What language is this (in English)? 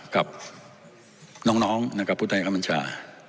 Thai